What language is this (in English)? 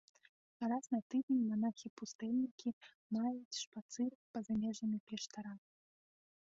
Belarusian